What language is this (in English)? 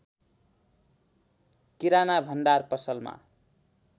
Nepali